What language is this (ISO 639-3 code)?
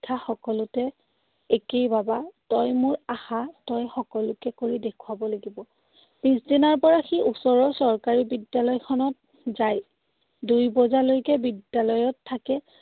asm